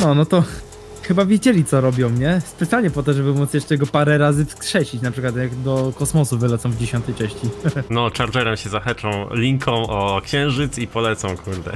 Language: Polish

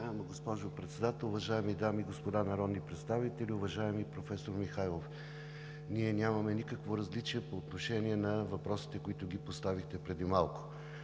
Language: Bulgarian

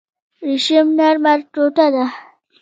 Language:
Pashto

